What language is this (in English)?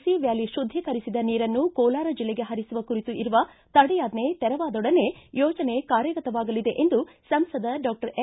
Kannada